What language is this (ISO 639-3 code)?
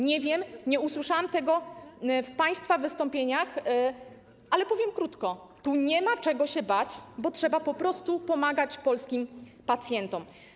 pol